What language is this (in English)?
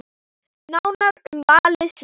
Icelandic